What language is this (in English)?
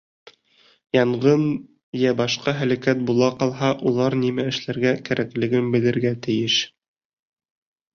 Bashkir